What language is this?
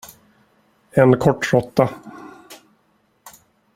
Swedish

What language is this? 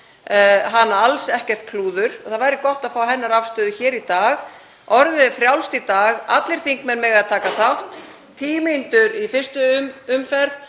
Icelandic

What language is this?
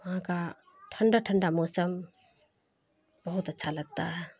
Urdu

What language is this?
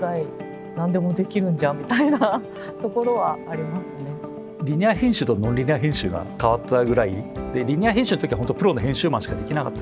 Japanese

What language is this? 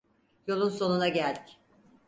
Turkish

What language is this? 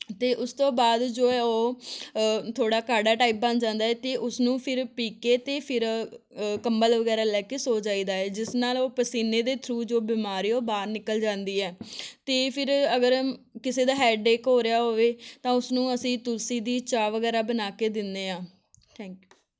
Punjabi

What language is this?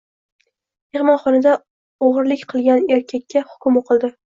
Uzbek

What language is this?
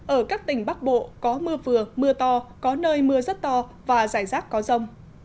Vietnamese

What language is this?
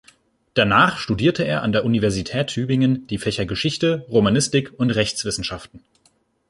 German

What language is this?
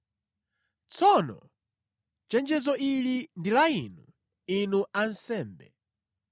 Nyanja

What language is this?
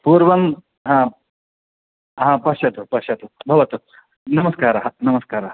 Sanskrit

